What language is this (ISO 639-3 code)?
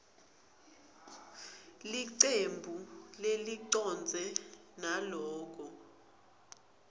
ssw